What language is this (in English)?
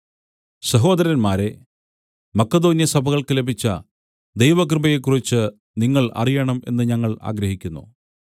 Malayalam